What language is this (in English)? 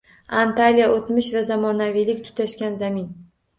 Uzbek